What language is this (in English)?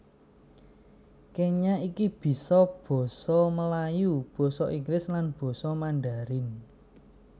Javanese